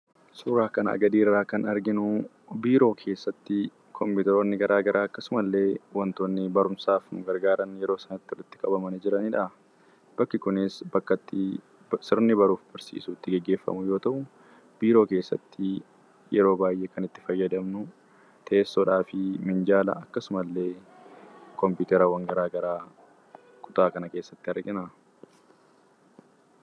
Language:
Oromo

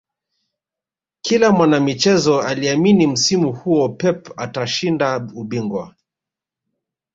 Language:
Swahili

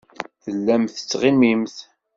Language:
Kabyle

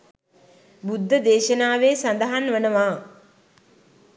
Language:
Sinhala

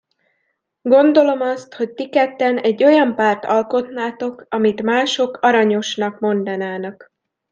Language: Hungarian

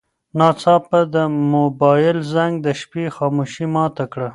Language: Pashto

